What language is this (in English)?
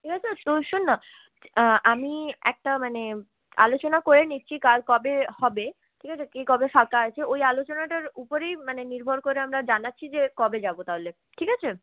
Bangla